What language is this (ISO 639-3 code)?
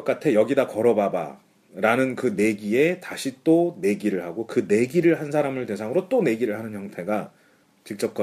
kor